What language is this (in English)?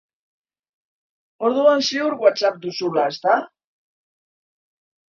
Basque